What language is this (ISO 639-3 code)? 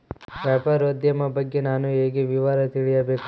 kan